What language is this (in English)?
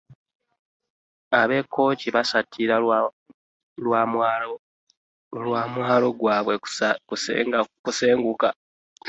Ganda